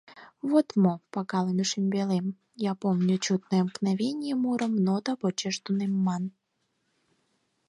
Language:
Mari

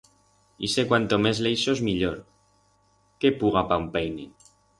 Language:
Aragonese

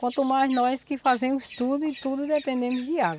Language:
Portuguese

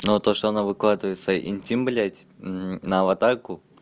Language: Russian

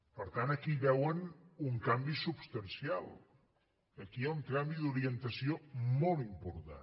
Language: Catalan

